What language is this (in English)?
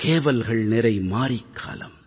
Tamil